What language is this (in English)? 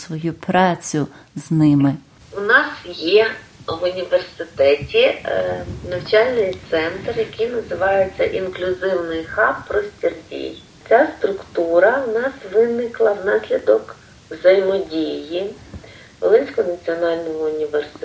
Ukrainian